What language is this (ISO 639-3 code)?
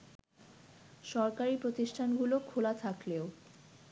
ben